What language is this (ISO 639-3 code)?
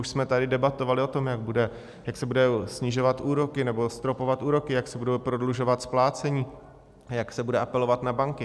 ces